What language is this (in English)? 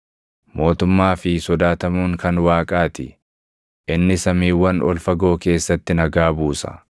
Oromo